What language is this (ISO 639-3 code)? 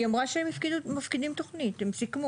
heb